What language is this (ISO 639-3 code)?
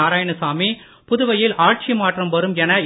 tam